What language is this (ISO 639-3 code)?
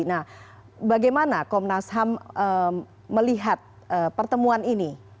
ind